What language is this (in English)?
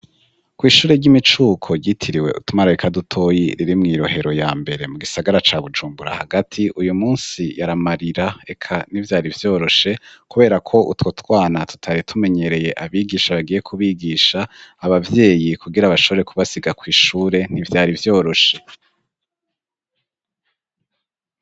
Rundi